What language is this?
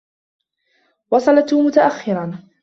Arabic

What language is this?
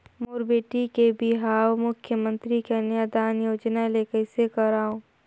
Chhattisgarhi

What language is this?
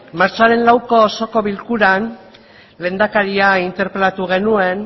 Basque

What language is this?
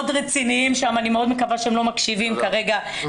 Hebrew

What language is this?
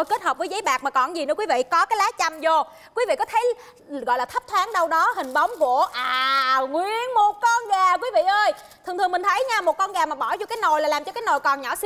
Vietnamese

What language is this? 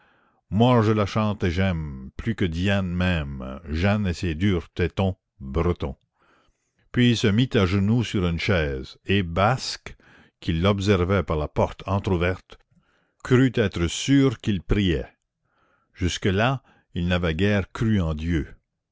French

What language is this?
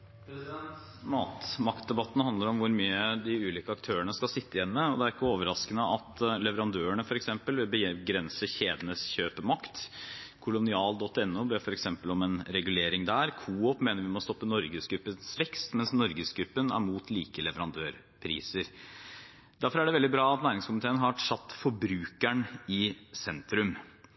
Norwegian Bokmål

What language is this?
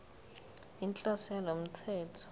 Zulu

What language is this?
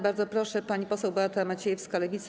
Polish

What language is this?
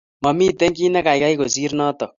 Kalenjin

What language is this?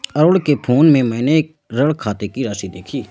Hindi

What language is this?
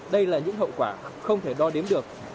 Vietnamese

